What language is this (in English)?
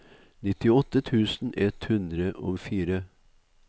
Norwegian